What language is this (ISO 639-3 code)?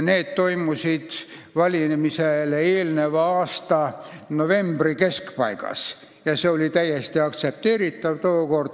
est